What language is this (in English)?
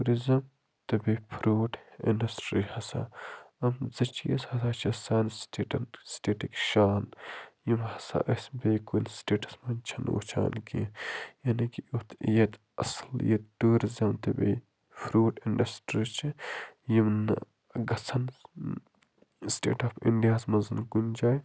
Kashmiri